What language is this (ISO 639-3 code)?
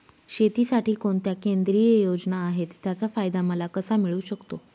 mar